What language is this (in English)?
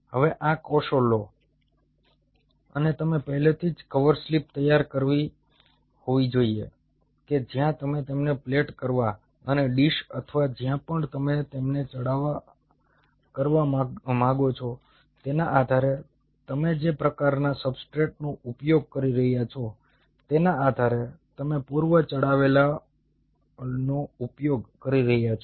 Gujarati